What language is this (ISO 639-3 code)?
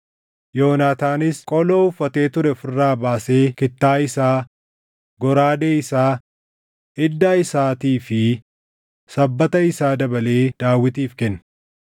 orm